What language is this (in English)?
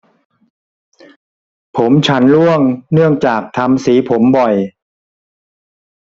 Thai